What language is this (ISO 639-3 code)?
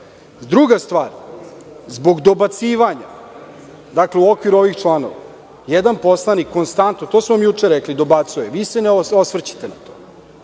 srp